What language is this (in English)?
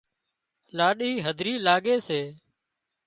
Wadiyara Koli